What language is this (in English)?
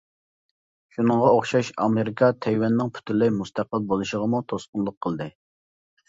Uyghur